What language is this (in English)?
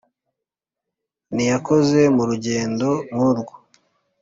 Kinyarwanda